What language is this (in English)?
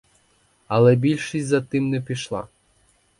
Ukrainian